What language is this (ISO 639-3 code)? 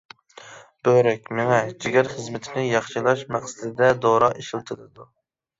uig